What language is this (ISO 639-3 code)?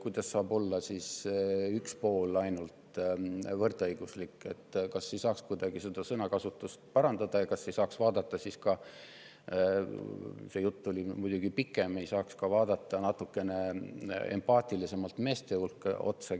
est